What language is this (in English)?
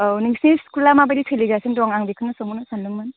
Bodo